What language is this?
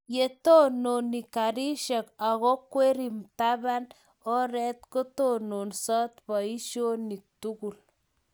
Kalenjin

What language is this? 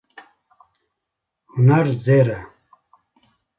Kurdish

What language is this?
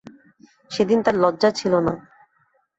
Bangla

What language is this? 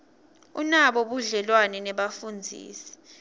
Swati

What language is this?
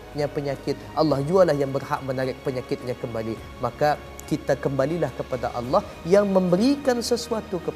Malay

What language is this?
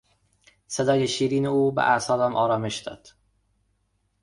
Persian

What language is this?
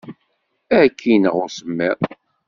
Kabyle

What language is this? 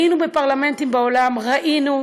Hebrew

